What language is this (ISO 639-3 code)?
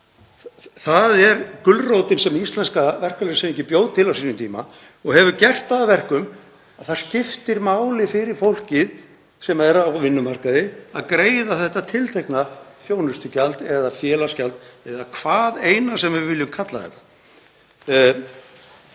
isl